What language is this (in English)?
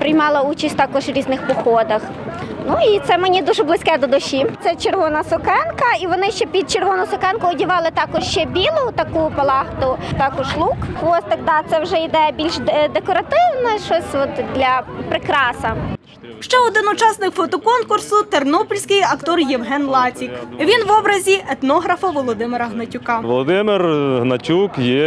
Ukrainian